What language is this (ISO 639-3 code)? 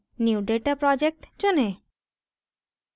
hin